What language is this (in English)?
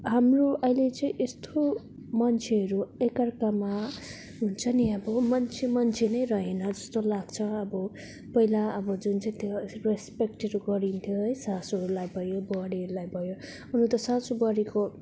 Nepali